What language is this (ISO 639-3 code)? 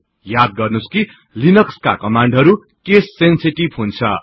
nep